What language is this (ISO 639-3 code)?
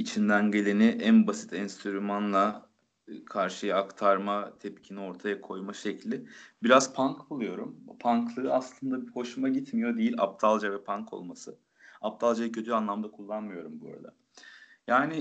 tur